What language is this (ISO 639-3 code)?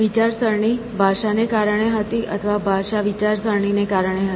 guj